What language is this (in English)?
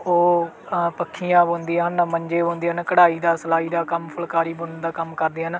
Punjabi